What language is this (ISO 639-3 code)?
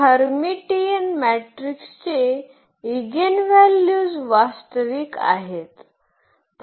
mar